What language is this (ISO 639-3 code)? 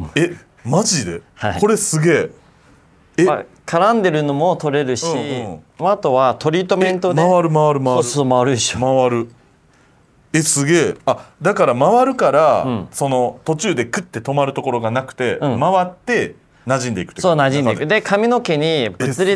jpn